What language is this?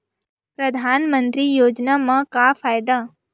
Chhattisgarhi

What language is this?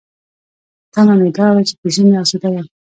Pashto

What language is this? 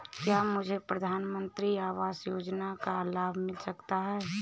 Hindi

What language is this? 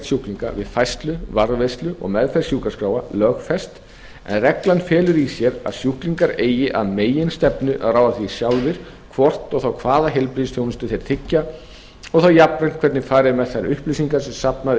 Icelandic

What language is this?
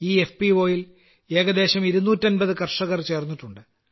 Malayalam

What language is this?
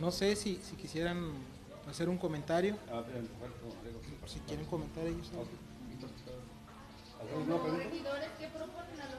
Spanish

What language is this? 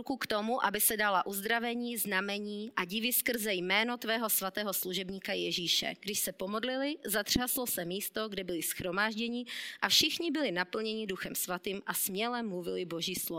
Czech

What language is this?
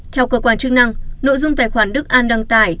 Vietnamese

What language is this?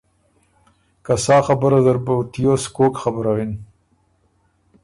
Ormuri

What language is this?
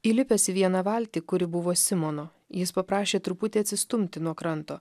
Lithuanian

